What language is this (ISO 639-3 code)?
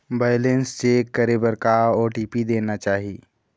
hne